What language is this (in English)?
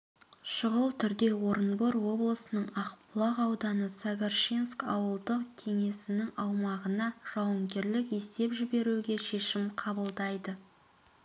Kazakh